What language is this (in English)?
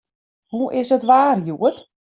Western Frisian